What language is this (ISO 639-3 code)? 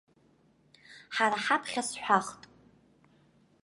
abk